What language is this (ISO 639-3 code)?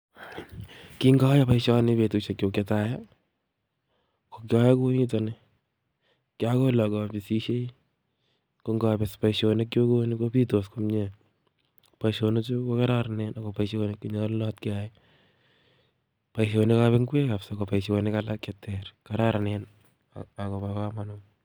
kln